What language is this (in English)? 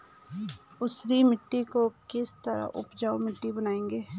Hindi